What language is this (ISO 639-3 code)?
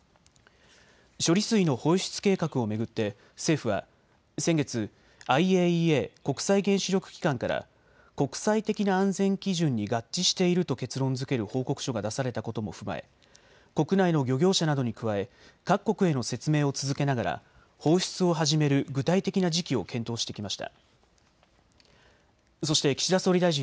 jpn